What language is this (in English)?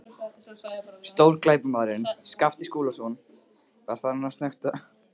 Icelandic